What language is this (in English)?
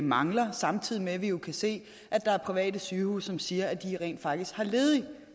Danish